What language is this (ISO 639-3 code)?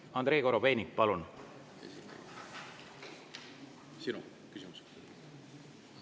est